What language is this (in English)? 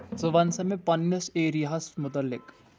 Kashmiri